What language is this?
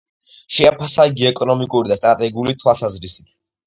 Georgian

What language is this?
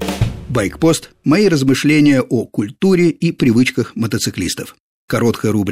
Russian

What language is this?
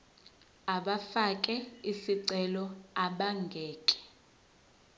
Zulu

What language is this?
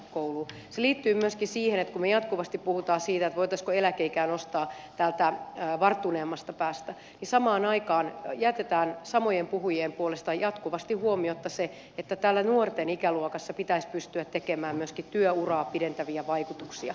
Finnish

